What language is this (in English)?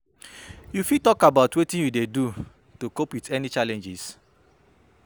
Nigerian Pidgin